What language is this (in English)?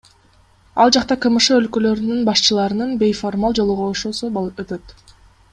Kyrgyz